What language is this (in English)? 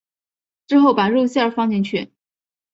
Chinese